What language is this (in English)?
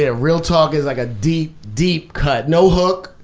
English